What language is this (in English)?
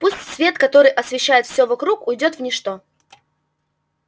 Russian